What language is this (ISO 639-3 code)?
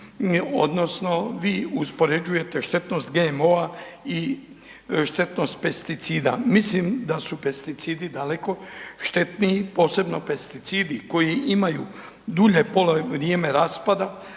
hrv